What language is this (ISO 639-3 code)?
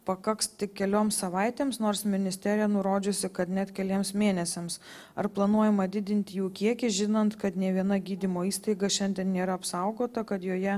lit